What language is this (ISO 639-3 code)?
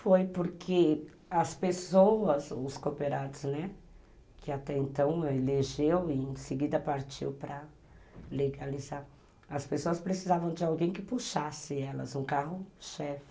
por